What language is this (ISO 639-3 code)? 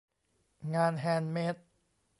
tha